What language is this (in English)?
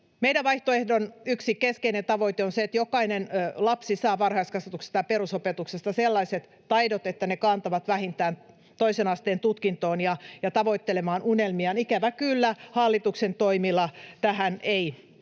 Finnish